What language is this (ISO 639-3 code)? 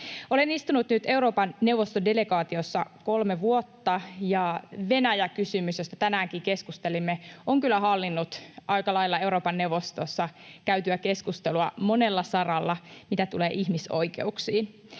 fin